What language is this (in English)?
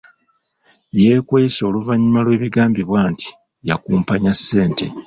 Ganda